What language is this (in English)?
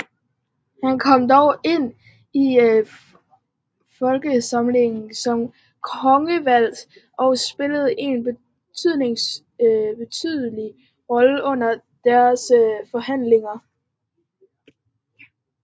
Danish